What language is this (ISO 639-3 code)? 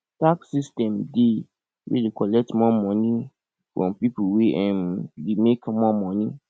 pcm